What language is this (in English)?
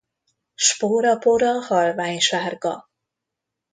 Hungarian